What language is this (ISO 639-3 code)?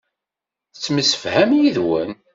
kab